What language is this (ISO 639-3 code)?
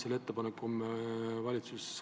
est